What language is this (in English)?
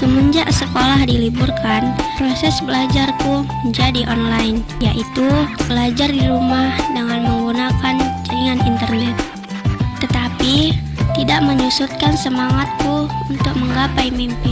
Indonesian